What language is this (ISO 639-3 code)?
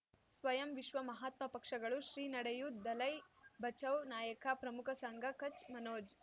kan